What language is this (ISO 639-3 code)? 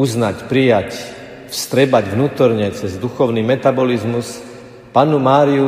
slk